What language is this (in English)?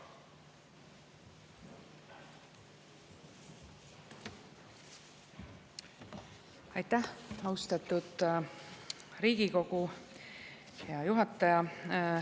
Estonian